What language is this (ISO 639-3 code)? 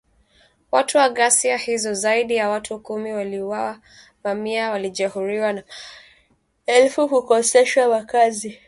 swa